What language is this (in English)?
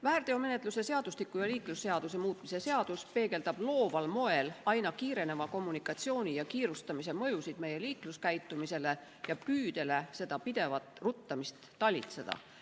Estonian